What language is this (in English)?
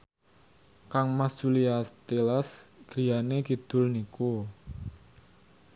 Javanese